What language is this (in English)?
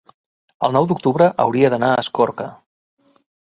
Catalan